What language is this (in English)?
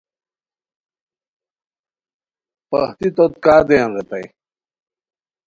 Khowar